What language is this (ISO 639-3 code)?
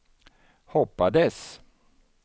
swe